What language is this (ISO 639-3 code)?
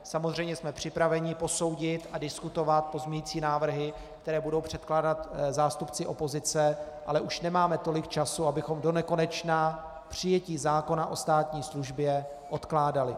ces